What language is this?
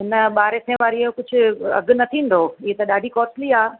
Sindhi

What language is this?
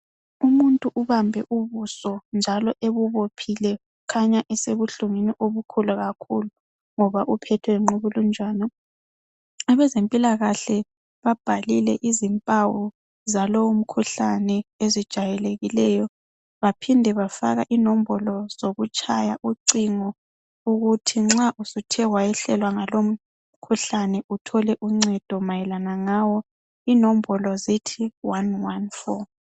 North Ndebele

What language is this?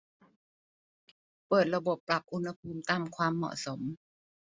Thai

